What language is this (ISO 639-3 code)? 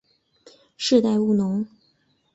zho